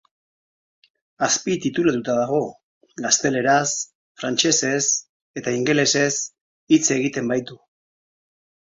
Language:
Basque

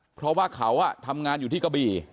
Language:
Thai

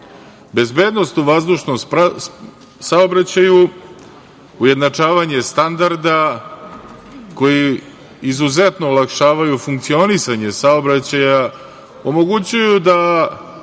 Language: Serbian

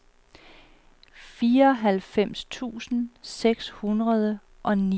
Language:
Danish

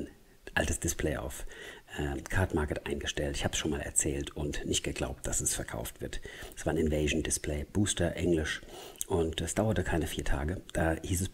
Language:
German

